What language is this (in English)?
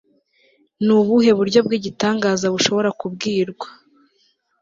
Kinyarwanda